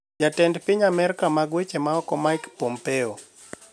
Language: Luo (Kenya and Tanzania)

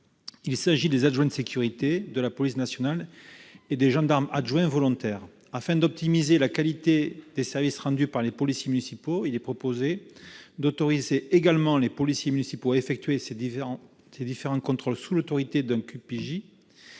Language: French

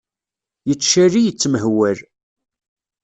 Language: Kabyle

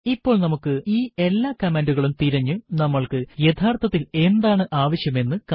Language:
Malayalam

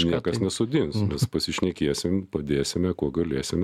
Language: Lithuanian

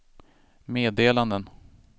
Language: Swedish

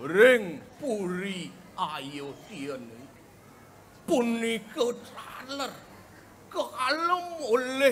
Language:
Thai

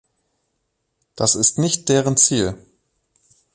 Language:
German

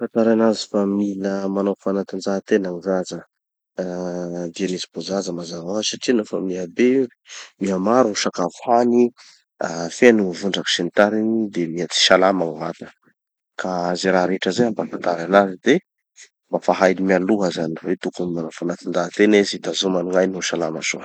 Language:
Tanosy Malagasy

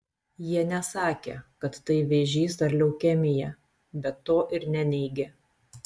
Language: Lithuanian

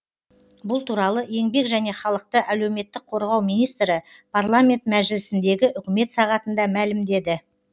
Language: Kazakh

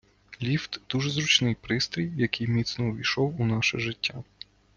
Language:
Ukrainian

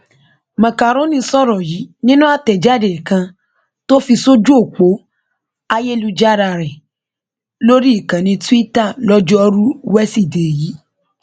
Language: Yoruba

